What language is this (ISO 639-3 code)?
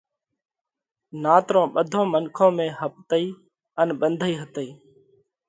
kvx